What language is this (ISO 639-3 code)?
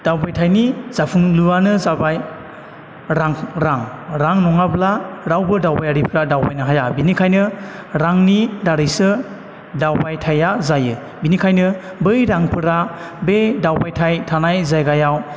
brx